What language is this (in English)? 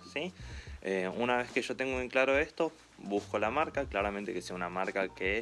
Spanish